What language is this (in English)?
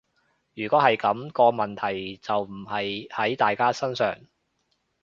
Cantonese